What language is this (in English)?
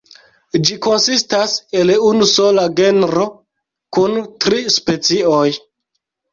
Esperanto